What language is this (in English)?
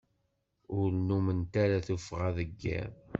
Kabyle